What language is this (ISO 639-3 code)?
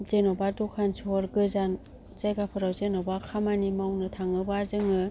brx